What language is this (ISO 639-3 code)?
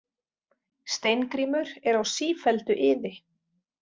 isl